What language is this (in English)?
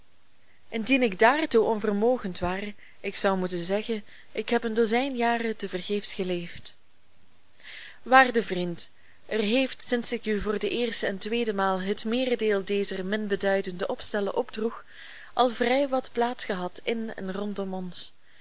Dutch